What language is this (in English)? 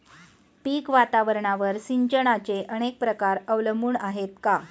Marathi